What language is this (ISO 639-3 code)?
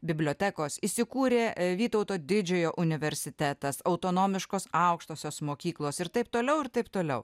lit